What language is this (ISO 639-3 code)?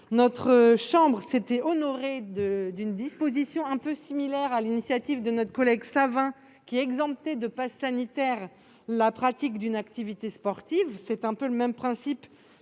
fra